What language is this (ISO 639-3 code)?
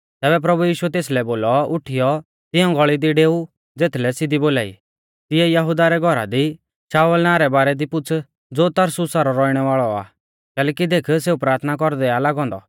bfz